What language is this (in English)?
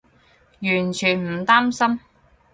Cantonese